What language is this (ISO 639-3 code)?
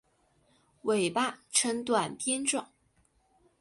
zho